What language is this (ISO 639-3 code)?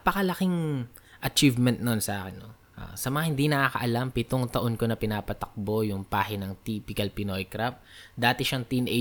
fil